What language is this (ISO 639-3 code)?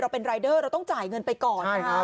tha